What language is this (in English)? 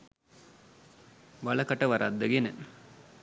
Sinhala